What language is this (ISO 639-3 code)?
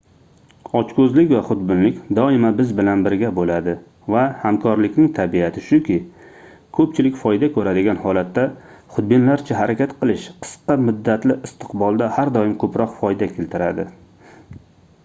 uzb